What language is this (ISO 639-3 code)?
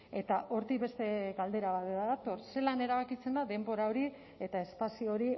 eus